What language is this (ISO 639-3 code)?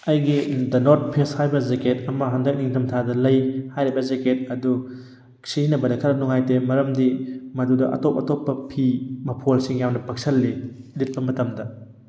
mni